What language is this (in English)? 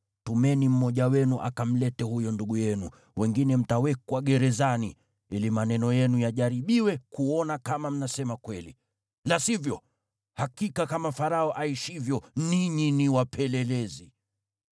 Swahili